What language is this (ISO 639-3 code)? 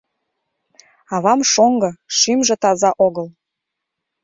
chm